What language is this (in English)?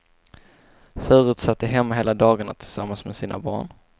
Swedish